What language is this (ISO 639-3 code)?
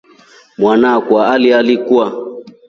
rof